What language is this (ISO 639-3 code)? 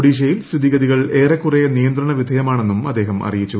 mal